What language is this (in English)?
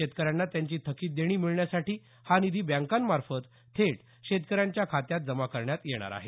Marathi